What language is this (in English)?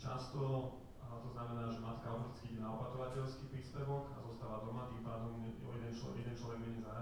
Slovak